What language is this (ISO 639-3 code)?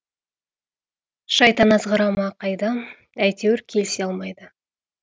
kaz